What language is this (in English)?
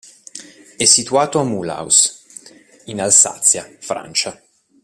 Italian